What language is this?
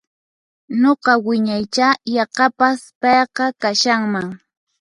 Puno Quechua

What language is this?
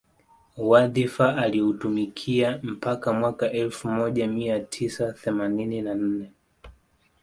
Swahili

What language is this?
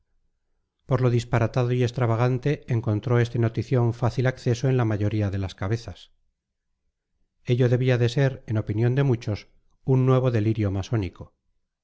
Spanish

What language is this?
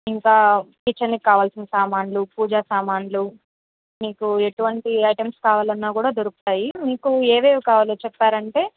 Telugu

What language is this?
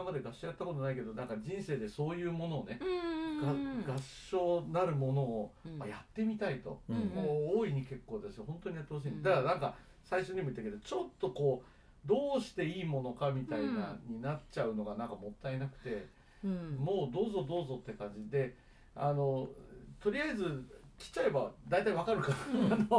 Japanese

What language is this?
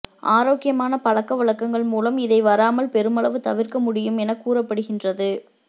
Tamil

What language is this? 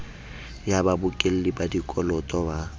Southern Sotho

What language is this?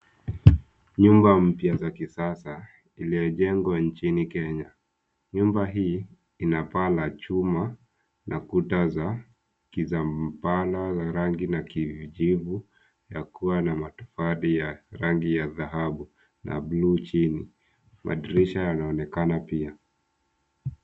Swahili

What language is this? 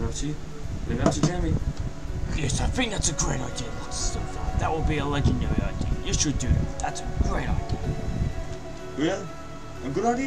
English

